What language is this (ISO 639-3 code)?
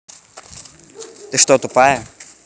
rus